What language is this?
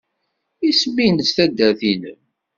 Kabyle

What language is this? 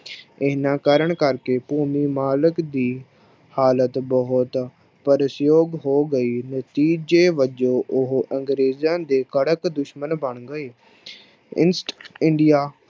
Punjabi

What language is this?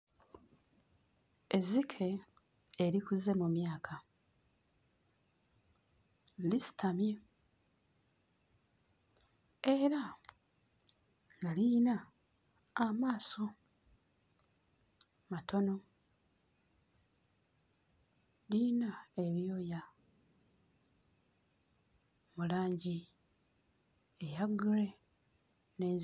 Ganda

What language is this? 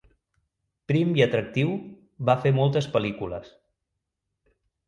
Catalan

